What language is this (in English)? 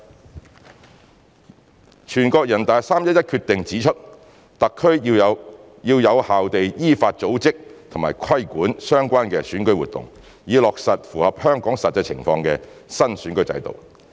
Cantonese